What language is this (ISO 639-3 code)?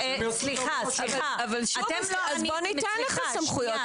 heb